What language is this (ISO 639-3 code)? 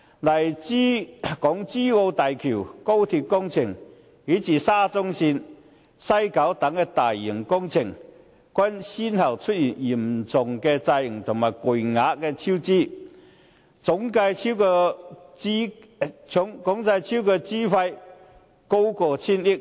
yue